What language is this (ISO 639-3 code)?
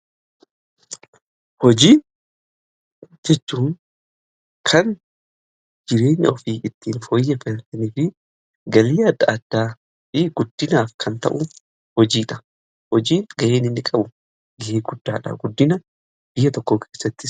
orm